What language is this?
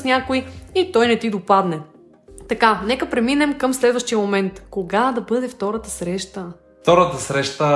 Bulgarian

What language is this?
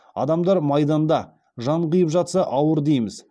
Kazakh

